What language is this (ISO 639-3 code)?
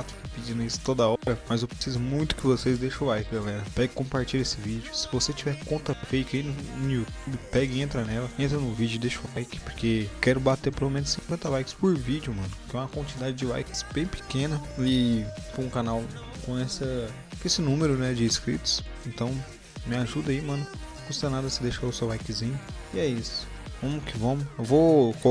por